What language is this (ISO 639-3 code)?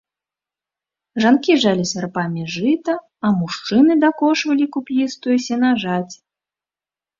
bel